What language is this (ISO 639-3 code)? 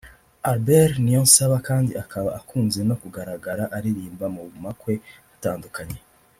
kin